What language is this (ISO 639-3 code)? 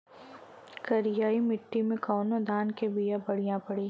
bho